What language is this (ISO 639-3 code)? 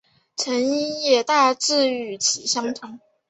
zho